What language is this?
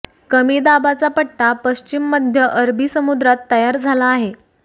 Marathi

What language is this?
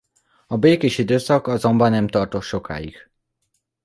Hungarian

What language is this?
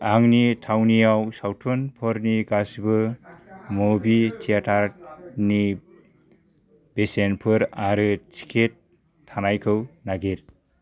Bodo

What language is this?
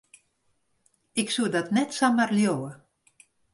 Western Frisian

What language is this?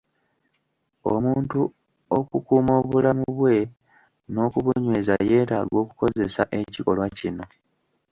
Ganda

